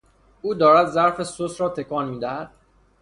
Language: Persian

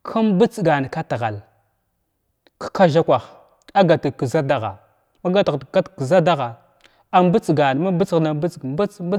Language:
Glavda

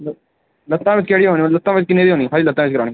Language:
Dogri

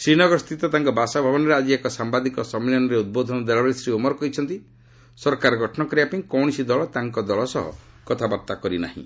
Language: Odia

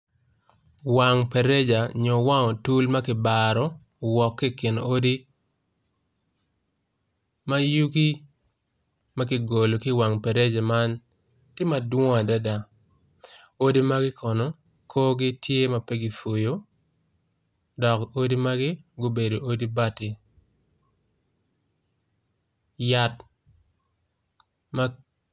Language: Acoli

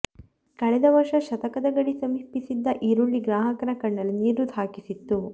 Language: Kannada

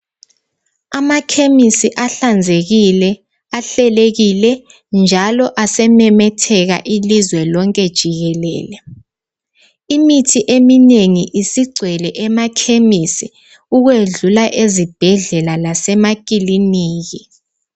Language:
North Ndebele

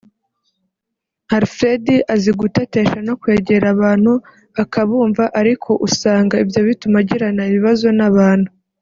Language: Kinyarwanda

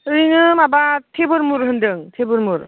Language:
Bodo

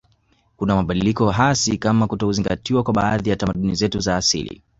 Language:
Swahili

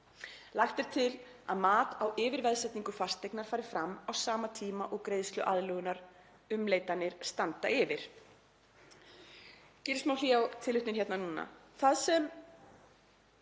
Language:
Icelandic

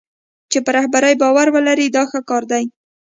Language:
Pashto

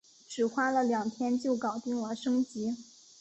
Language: Chinese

